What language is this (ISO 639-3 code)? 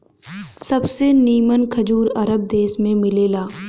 bho